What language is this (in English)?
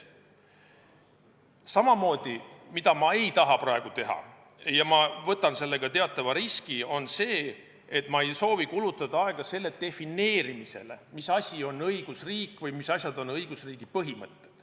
Estonian